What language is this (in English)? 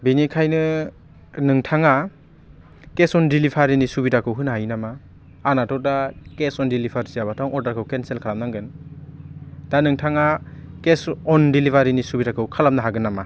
Bodo